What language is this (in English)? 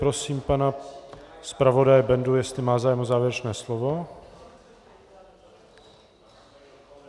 Czech